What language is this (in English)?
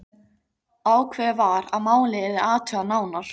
Icelandic